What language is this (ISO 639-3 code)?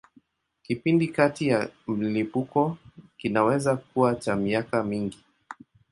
swa